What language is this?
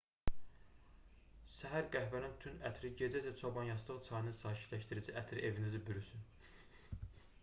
Azerbaijani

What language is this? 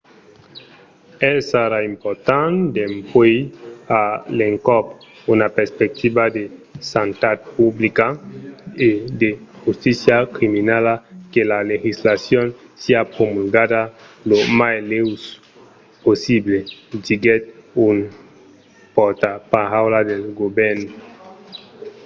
Occitan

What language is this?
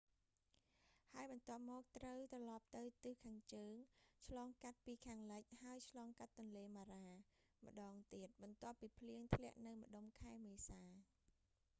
Khmer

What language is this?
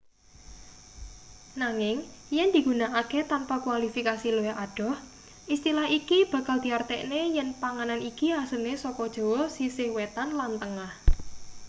Javanese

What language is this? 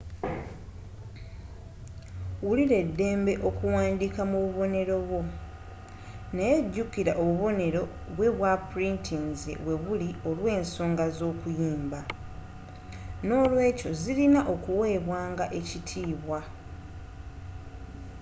Ganda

